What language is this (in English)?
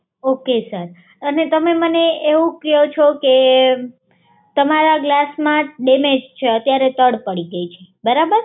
Gujarati